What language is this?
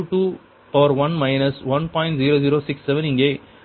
Tamil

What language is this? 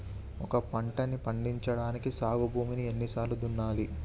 Telugu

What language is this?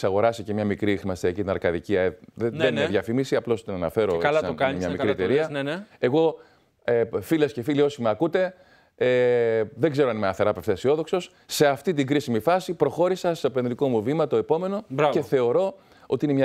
Greek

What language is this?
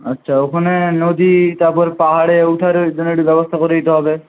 Bangla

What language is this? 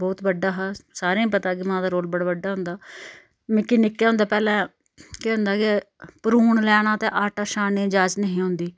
Dogri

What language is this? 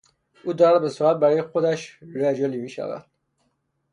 Persian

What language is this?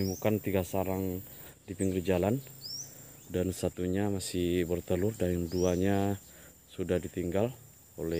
Indonesian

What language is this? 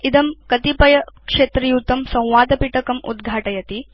Sanskrit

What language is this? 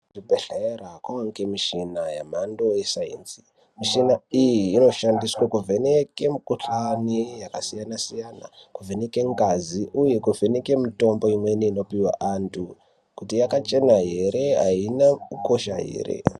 Ndau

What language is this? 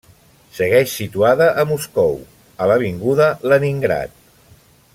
Catalan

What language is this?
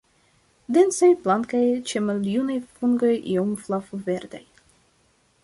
Esperanto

